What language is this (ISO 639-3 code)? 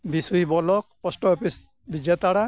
sat